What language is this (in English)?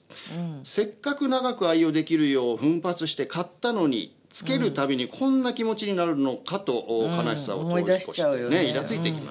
Japanese